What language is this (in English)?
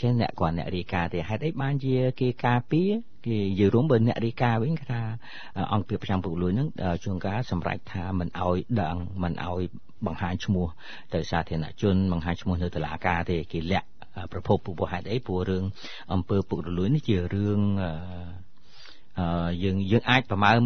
Thai